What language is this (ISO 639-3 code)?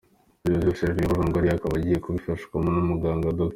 kin